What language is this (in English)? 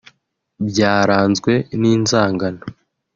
Kinyarwanda